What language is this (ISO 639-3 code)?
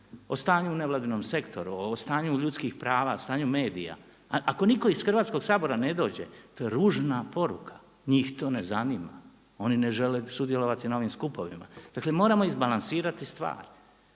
hrv